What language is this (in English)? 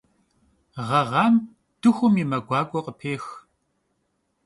Kabardian